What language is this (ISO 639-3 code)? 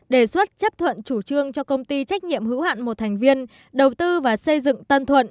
vie